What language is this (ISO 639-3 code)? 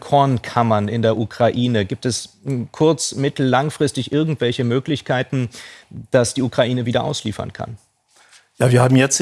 deu